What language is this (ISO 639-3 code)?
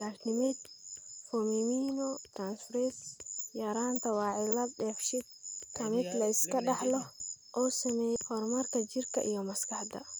som